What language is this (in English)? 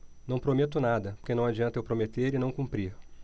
Portuguese